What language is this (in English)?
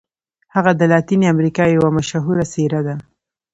Pashto